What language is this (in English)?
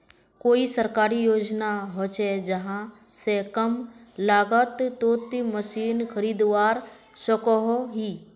Magahi